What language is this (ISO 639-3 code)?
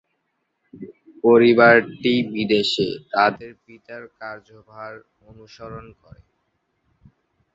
ben